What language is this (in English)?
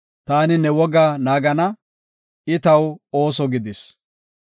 Gofa